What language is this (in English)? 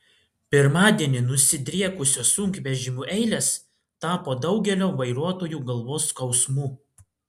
Lithuanian